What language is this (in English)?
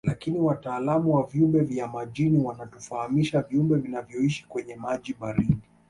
Swahili